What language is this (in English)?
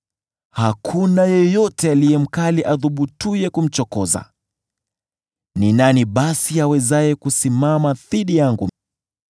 Swahili